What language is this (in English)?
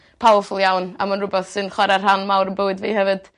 Welsh